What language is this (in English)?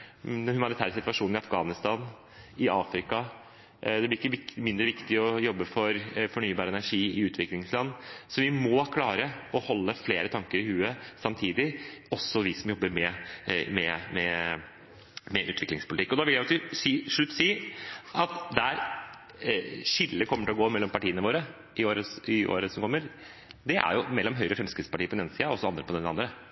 Norwegian Bokmål